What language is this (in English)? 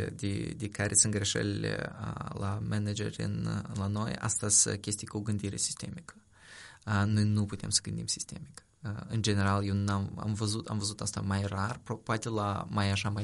Romanian